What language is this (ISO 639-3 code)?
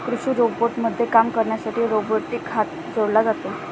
mar